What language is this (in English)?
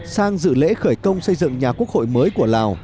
Vietnamese